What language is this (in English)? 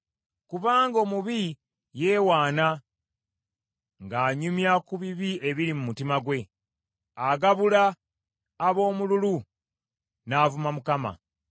Ganda